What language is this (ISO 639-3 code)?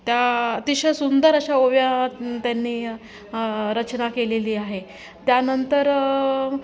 mar